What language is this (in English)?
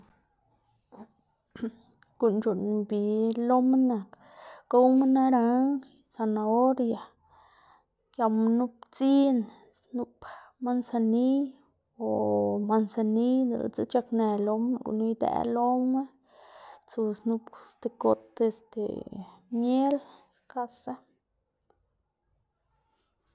Xanaguía Zapotec